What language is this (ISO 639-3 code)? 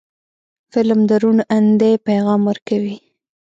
pus